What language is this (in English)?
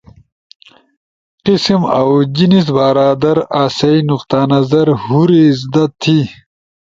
Ushojo